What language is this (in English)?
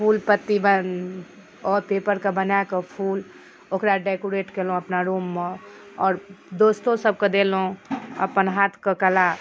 Maithili